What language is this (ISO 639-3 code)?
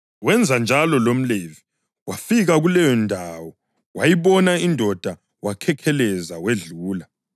nde